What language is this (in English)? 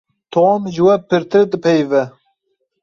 Kurdish